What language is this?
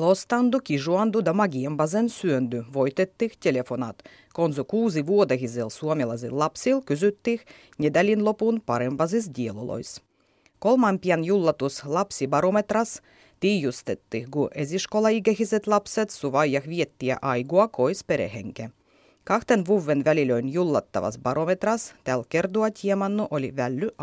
Finnish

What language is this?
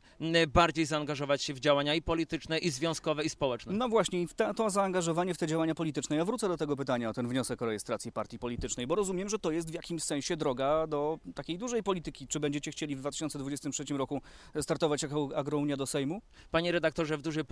Polish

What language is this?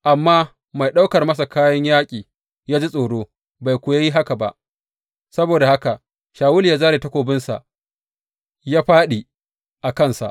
Hausa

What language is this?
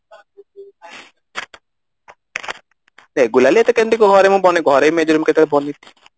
Odia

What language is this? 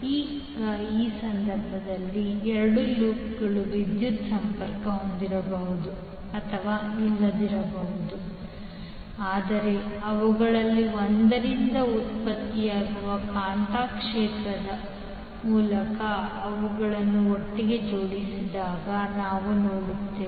Kannada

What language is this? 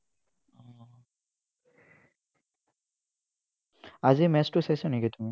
Assamese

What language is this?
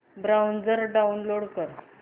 Marathi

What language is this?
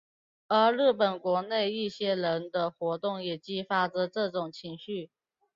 Chinese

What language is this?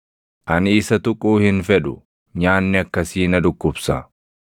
Oromo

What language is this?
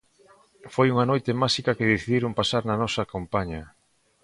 Galician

